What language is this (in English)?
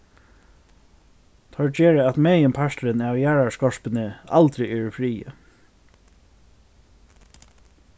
Faroese